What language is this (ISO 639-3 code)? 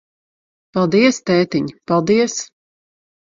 lav